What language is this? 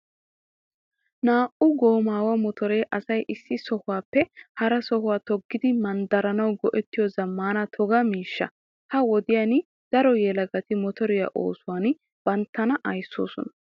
Wolaytta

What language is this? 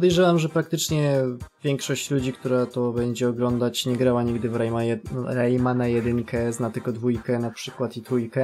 Polish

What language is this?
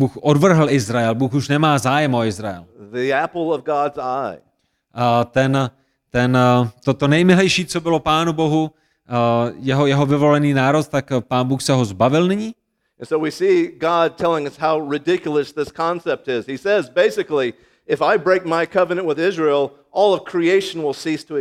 Czech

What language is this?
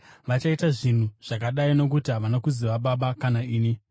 Shona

